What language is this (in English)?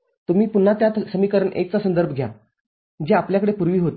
Marathi